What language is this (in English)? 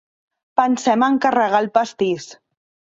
Catalan